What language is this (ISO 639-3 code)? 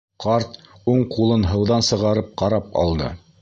bak